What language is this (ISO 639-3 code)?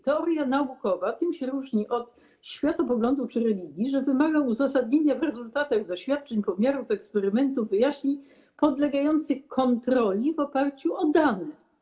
pol